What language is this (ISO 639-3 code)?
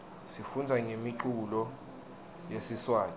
ssw